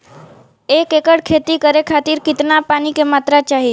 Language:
Bhojpuri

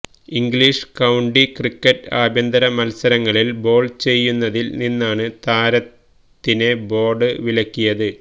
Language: Malayalam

